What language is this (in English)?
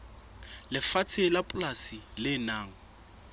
Southern Sotho